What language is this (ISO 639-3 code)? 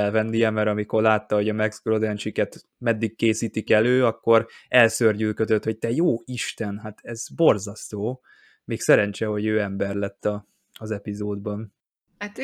hun